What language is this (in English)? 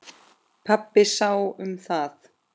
Icelandic